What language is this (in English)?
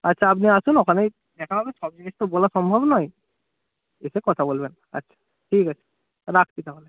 Bangla